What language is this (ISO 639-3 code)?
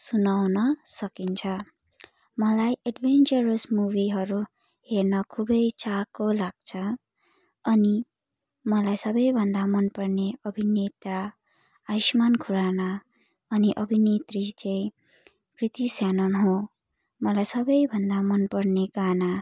nep